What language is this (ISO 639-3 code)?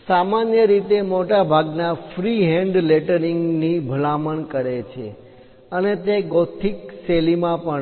guj